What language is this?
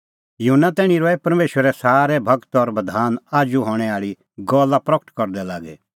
Kullu Pahari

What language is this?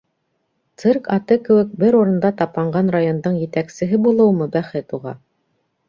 Bashkir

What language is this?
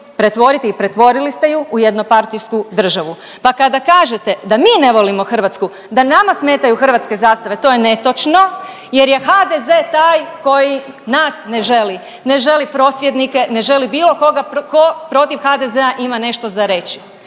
Croatian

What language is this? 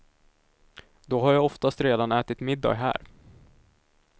Swedish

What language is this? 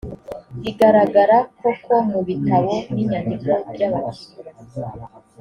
Kinyarwanda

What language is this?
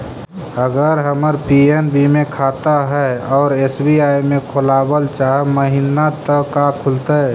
Magahi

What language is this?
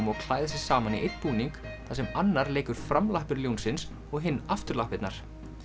Icelandic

